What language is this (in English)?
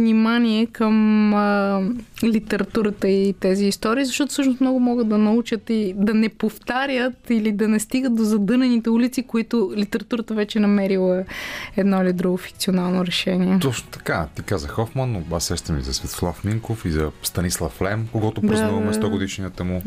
Bulgarian